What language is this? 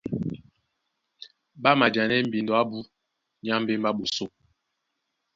Duala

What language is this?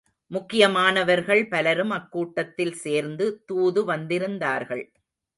Tamil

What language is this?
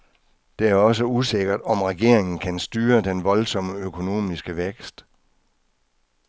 Danish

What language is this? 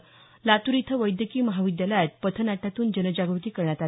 Marathi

